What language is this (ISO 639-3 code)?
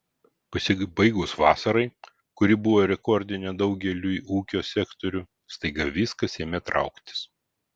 lit